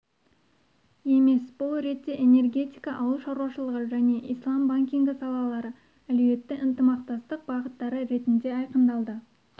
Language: Kazakh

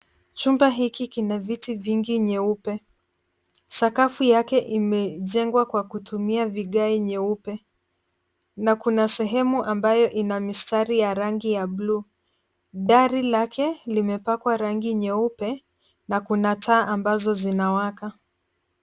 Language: Swahili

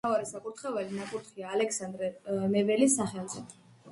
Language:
Georgian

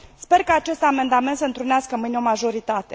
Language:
Romanian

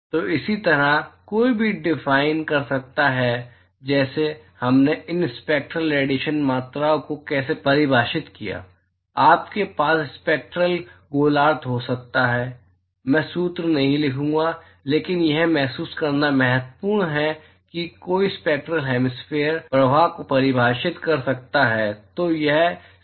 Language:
Hindi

